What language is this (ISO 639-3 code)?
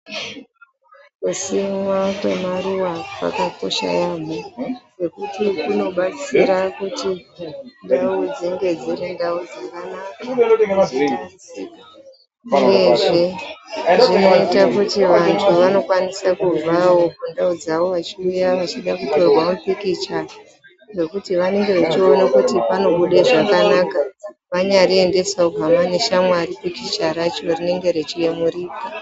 ndc